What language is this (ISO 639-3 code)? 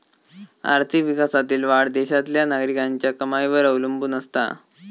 mar